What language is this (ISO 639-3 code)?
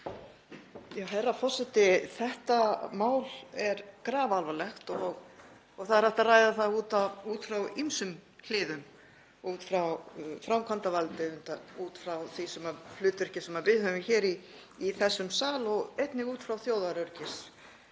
isl